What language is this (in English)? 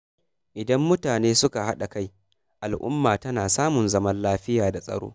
Hausa